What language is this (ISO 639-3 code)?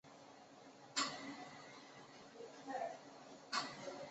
zho